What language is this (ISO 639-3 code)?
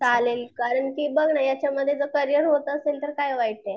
mar